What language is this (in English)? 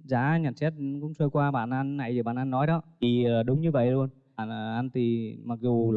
Vietnamese